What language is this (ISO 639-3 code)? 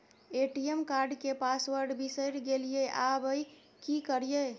mai